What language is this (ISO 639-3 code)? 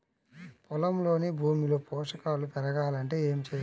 tel